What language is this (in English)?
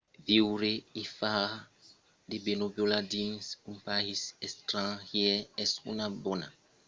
Occitan